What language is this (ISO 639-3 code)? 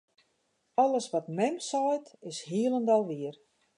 fry